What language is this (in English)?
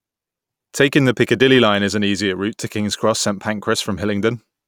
English